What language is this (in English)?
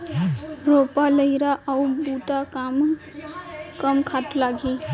Chhattisgarhi